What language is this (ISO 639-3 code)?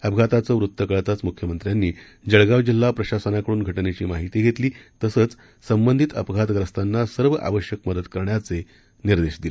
mar